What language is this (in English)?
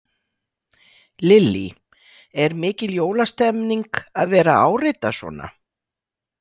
Icelandic